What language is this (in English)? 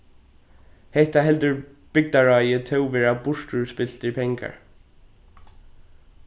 Faroese